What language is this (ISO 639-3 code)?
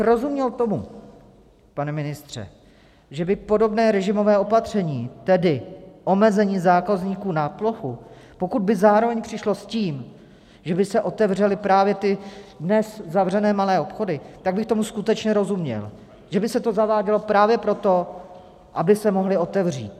ces